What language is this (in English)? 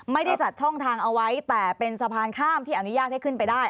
Thai